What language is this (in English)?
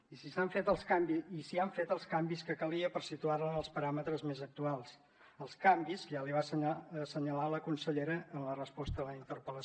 Catalan